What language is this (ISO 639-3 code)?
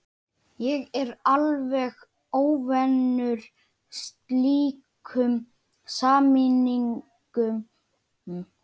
isl